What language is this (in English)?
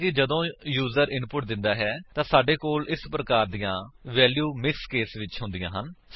Punjabi